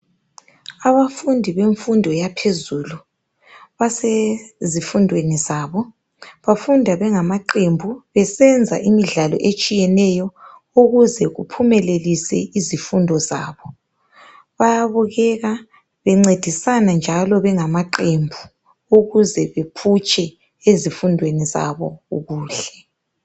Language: North Ndebele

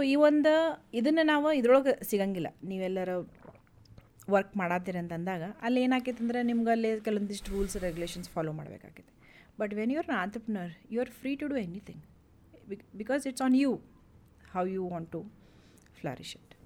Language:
Kannada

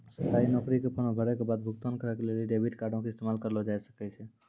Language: Maithili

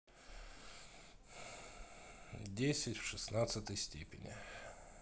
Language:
Russian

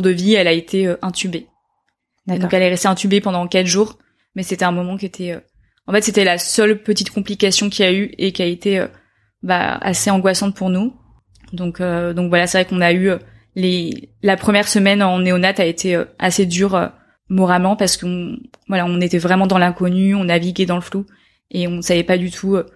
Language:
French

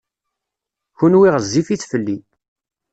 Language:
Kabyle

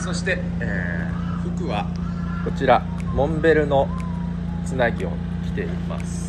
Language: Japanese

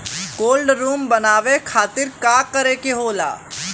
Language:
Bhojpuri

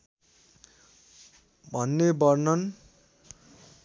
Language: Nepali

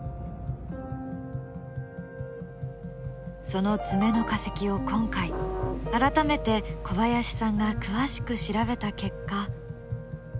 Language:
Japanese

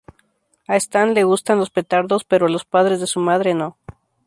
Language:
Spanish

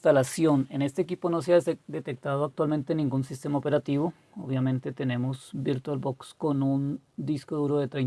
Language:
Spanish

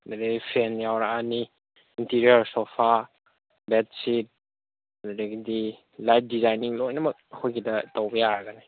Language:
Manipuri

